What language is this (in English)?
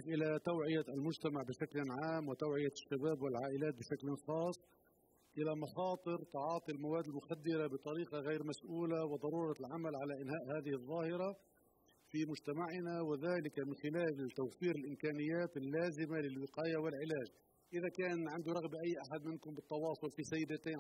Arabic